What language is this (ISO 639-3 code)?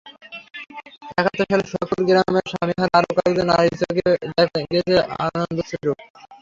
ben